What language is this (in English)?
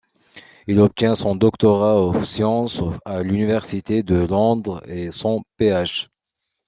French